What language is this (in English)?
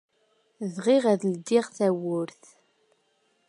Kabyle